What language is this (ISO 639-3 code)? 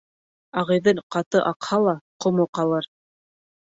bak